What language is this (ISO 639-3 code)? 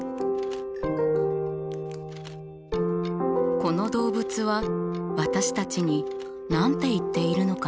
jpn